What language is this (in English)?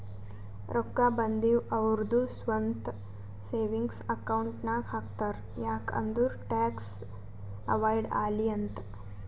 Kannada